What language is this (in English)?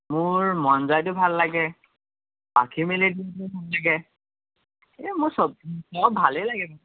Assamese